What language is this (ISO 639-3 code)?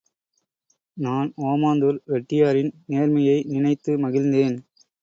tam